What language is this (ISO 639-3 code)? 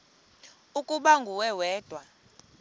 xho